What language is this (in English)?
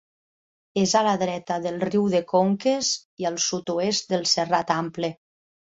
Catalan